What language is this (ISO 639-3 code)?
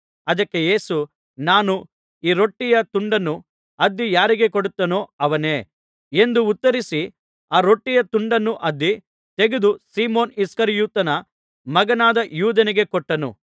kan